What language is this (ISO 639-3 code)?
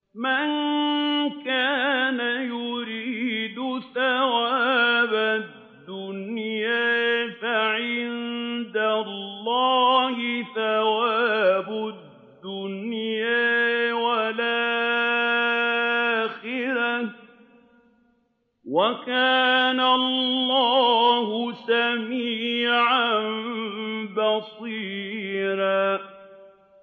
ara